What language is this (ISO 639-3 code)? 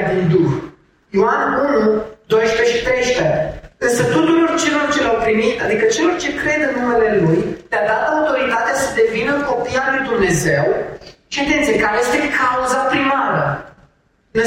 ron